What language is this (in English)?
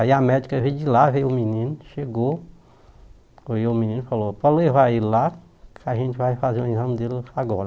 Portuguese